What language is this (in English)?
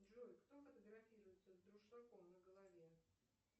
Russian